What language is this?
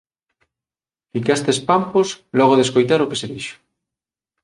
Galician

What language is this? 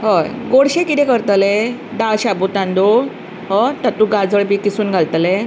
Konkani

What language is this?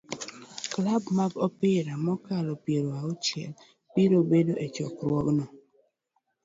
Luo (Kenya and Tanzania)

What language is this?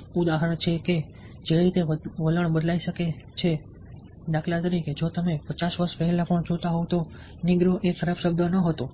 Gujarati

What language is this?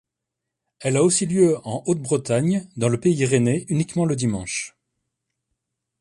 French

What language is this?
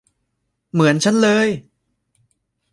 Thai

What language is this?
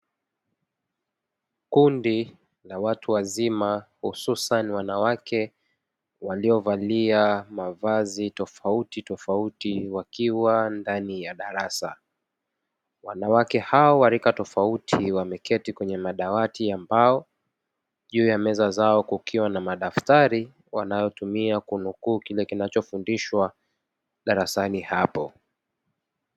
Swahili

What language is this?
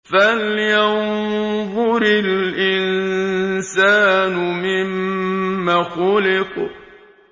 Arabic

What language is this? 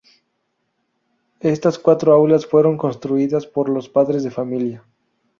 Spanish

